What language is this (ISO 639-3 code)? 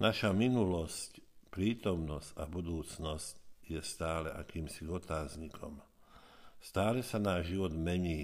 slk